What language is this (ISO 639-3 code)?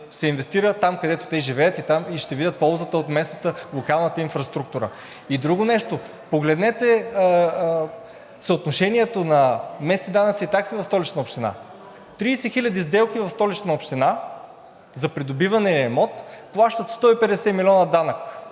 bul